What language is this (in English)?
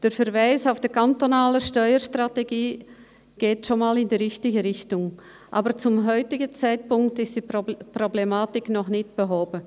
Swiss German